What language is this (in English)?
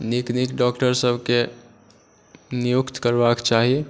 Maithili